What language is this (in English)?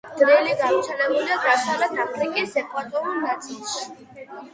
Georgian